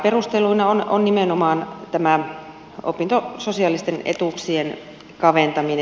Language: Finnish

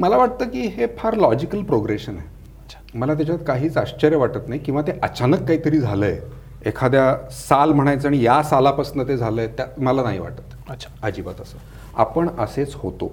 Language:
Marathi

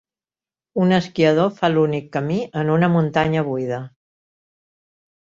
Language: Catalan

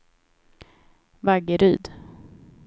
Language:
Swedish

